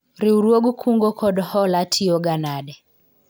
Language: Luo (Kenya and Tanzania)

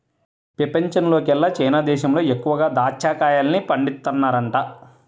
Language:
Telugu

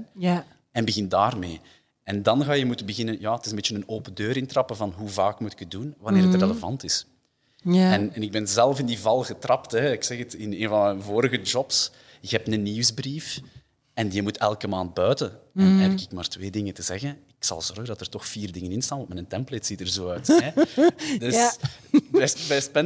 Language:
Dutch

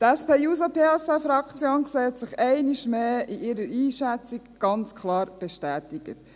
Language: Swiss German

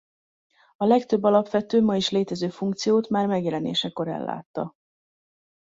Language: Hungarian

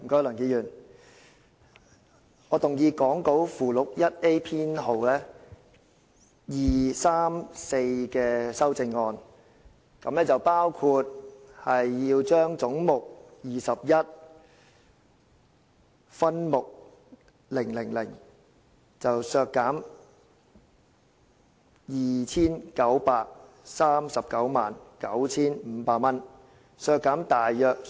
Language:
Cantonese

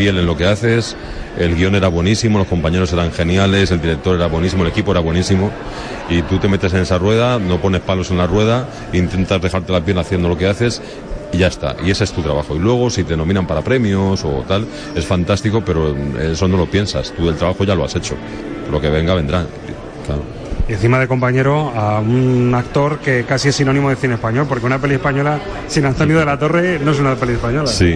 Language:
Spanish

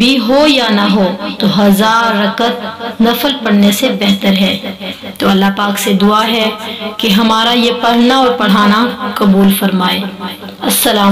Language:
Arabic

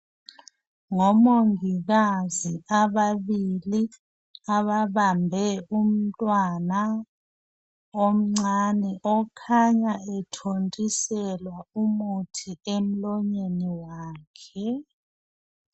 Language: North Ndebele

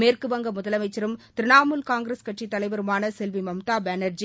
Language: Tamil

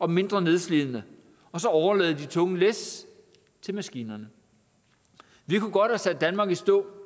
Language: Danish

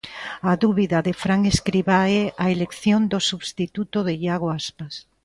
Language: Galician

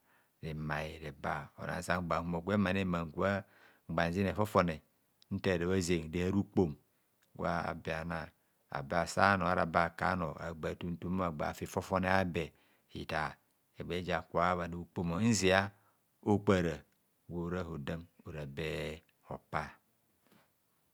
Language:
Kohumono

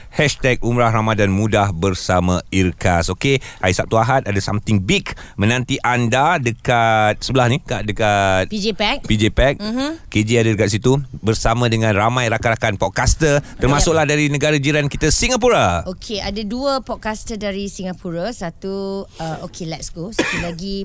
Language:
Malay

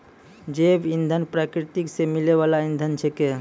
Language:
Maithili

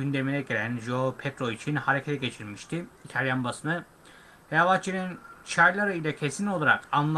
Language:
Turkish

